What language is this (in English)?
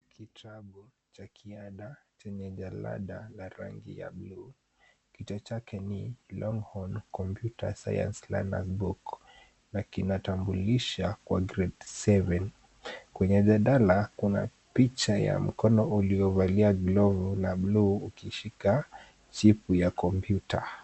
Swahili